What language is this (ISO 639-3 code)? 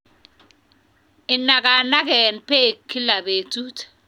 kln